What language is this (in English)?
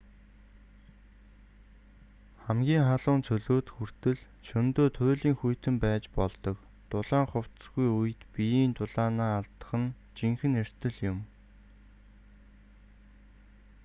Mongolian